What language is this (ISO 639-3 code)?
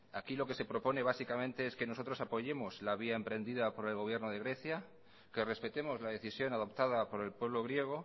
spa